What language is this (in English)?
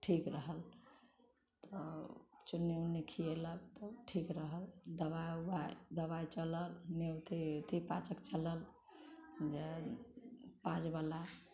Maithili